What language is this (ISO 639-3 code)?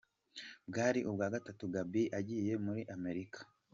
kin